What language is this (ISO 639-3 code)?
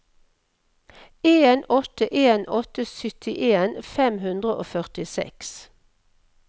nor